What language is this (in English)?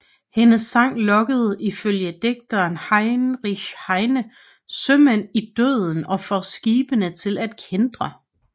Danish